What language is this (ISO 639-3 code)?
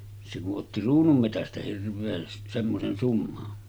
fin